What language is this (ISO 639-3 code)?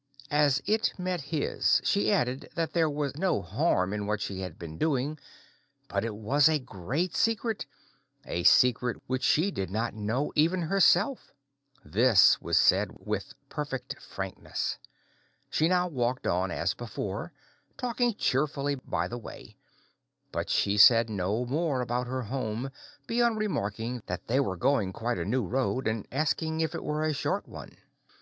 eng